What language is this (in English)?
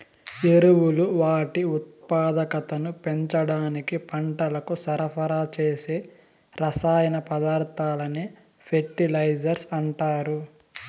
Telugu